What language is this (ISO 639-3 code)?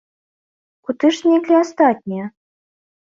bel